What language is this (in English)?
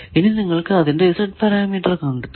Malayalam